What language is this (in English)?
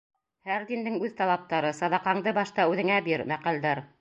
Bashkir